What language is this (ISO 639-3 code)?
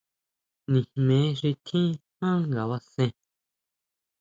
mau